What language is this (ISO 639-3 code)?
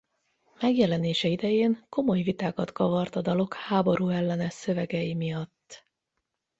hun